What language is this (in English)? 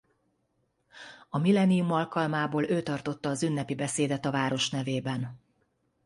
Hungarian